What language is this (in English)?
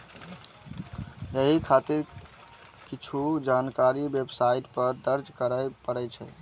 Maithili